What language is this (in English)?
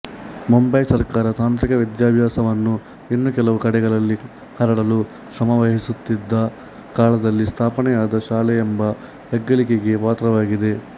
Kannada